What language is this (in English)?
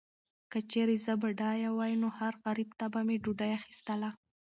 Pashto